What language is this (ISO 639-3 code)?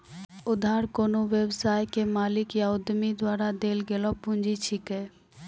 mai